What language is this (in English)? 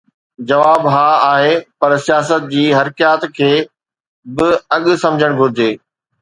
Sindhi